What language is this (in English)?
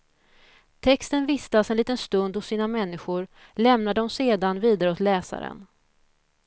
Swedish